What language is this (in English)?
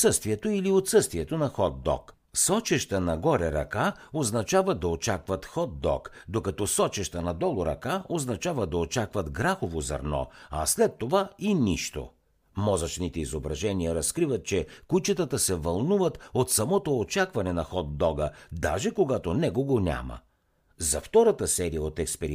Bulgarian